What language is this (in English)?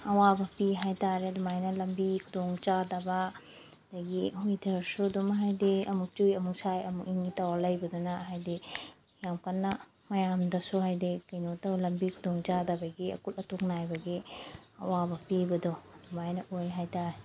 Manipuri